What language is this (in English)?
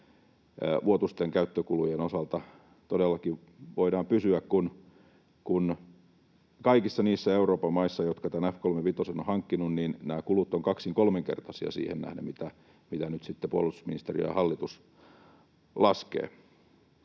Finnish